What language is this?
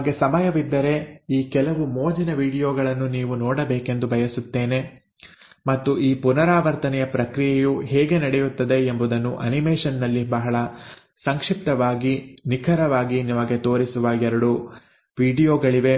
Kannada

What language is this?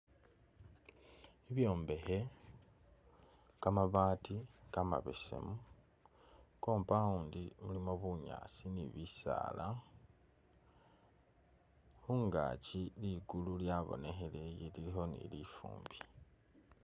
Masaaba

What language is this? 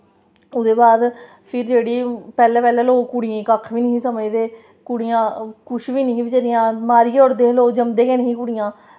Dogri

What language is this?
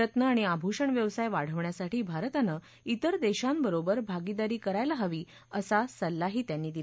Marathi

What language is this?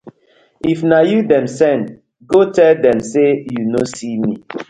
Nigerian Pidgin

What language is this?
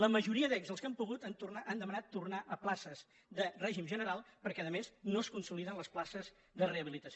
Catalan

